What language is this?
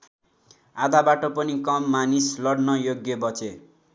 Nepali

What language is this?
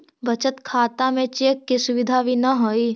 Magahi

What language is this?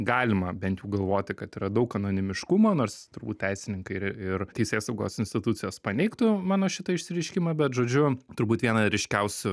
Lithuanian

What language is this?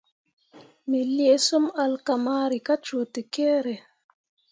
Mundang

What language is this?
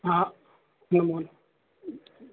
Sanskrit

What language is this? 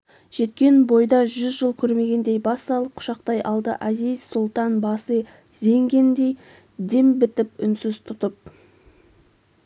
Kazakh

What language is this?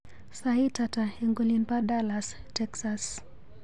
Kalenjin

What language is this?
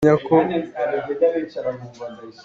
Hakha Chin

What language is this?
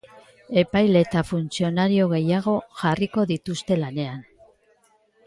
Basque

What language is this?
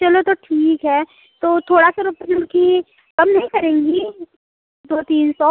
Hindi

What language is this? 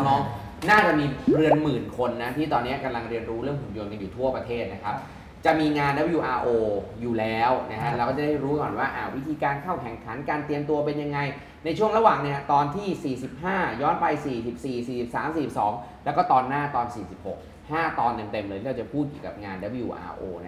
Thai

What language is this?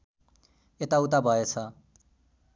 Nepali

